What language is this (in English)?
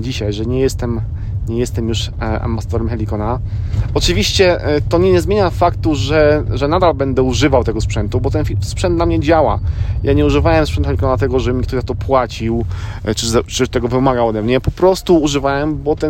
Polish